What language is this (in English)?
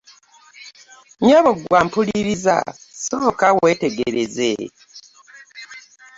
Ganda